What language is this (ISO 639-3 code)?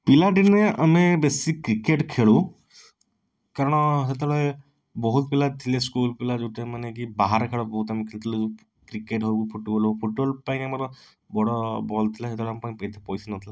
ori